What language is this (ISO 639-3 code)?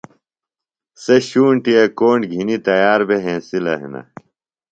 phl